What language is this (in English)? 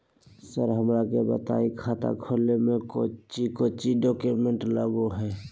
Magahi